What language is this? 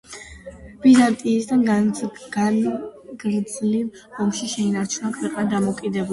Georgian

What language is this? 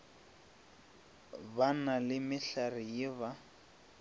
Northern Sotho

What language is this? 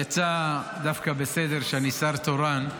Hebrew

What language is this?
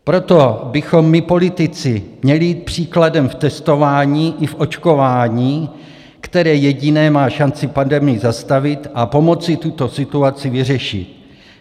Czech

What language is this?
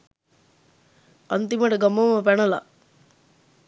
Sinhala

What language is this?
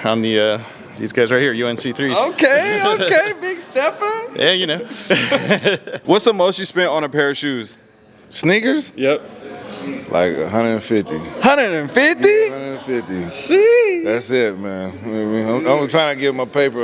English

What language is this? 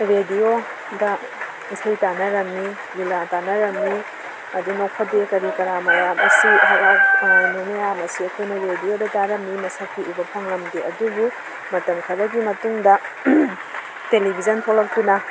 Manipuri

